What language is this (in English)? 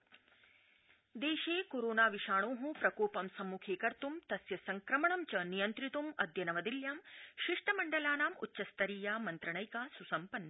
Sanskrit